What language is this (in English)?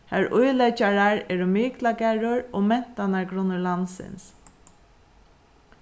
Faroese